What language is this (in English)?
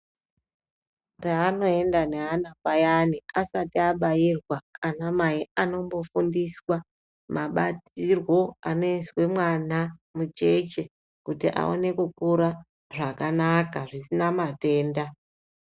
Ndau